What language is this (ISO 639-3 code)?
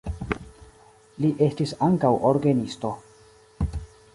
epo